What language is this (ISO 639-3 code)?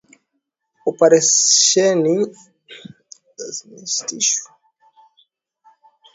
swa